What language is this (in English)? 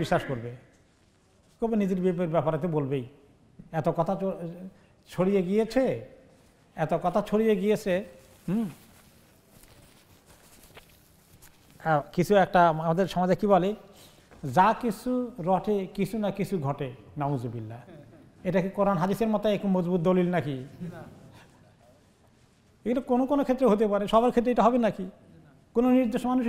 Arabic